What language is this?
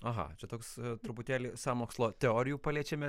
Lithuanian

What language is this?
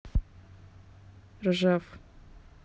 Russian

